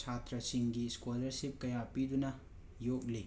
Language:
Manipuri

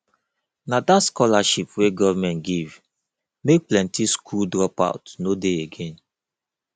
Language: Nigerian Pidgin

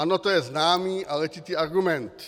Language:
Czech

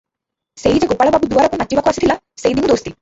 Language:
Odia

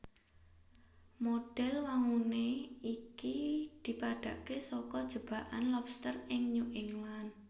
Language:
Javanese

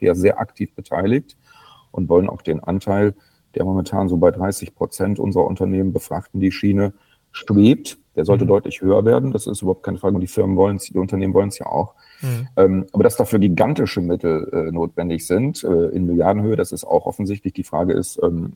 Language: German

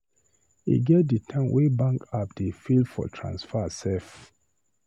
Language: Nigerian Pidgin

